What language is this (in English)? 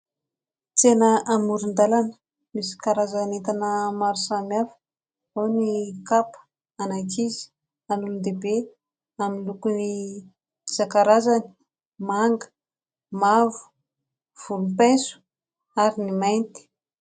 Malagasy